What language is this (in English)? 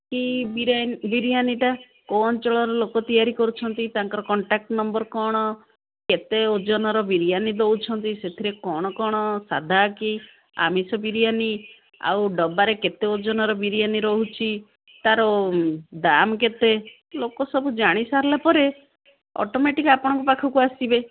Odia